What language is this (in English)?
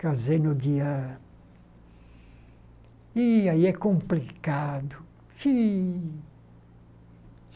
Portuguese